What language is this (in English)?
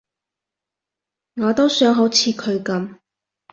Cantonese